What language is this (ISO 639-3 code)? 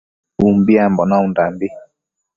mcf